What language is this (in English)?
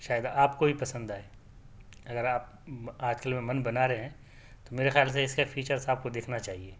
Urdu